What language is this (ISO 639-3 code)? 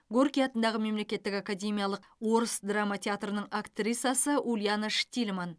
kaz